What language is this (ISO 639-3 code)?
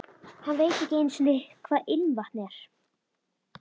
isl